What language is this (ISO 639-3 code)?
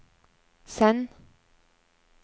nor